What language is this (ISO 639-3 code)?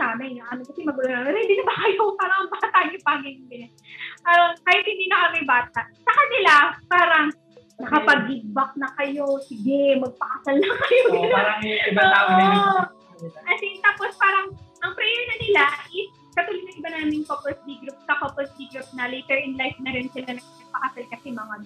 fil